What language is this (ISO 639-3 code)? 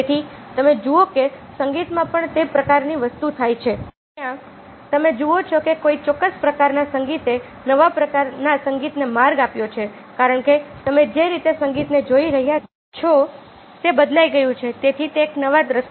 guj